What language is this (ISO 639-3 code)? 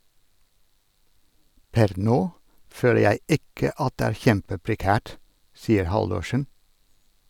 nor